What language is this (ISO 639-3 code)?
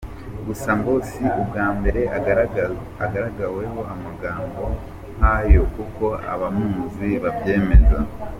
kin